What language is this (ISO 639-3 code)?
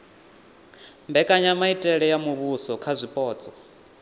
ven